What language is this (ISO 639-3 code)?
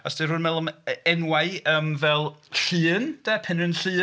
cym